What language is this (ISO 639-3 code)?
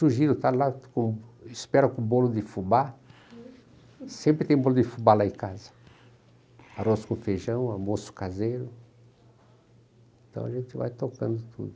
por